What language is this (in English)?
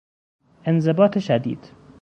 Persian